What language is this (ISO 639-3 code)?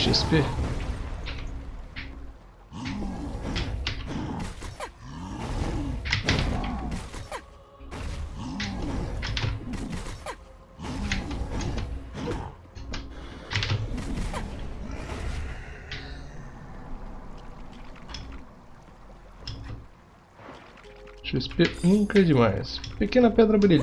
por